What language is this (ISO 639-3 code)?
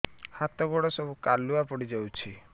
ori